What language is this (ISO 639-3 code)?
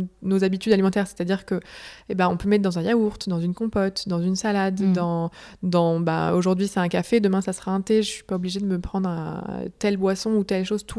fra